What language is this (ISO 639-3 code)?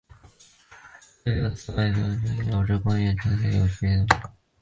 zho